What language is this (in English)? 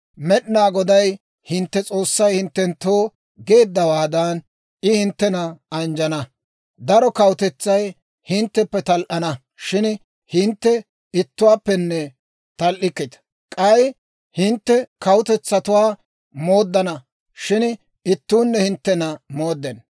Dawro